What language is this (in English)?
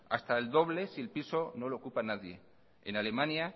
Spanish